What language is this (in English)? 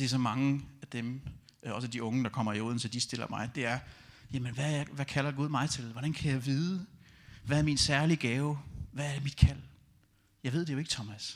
Danish